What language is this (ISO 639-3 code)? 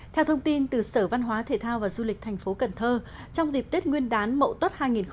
vie